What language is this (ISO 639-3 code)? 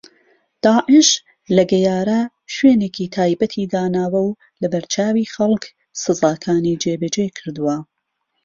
ckb